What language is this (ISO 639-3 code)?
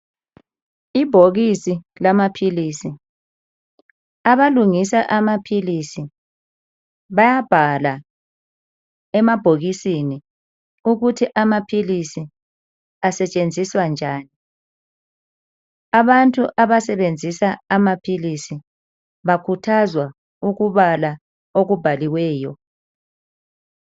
nde